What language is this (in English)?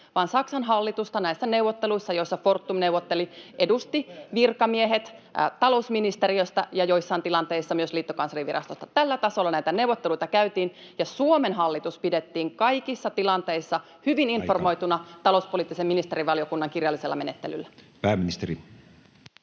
Finnish